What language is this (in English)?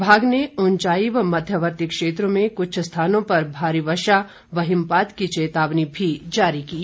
Hindi